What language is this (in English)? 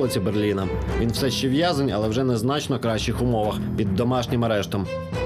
Ukrainian